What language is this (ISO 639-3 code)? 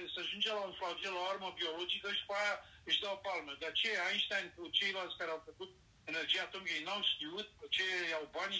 ron